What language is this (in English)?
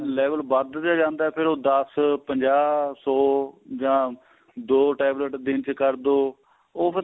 Punjabi